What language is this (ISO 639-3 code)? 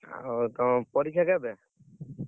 ori